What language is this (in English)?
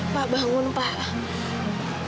Indonesian